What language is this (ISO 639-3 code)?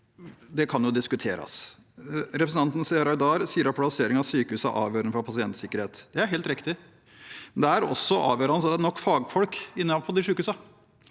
nor